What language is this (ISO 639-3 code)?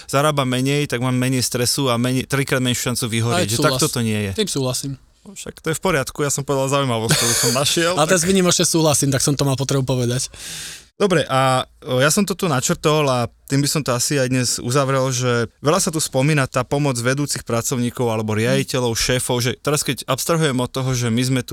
slk